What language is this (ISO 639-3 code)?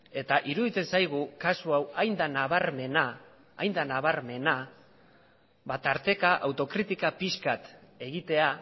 eus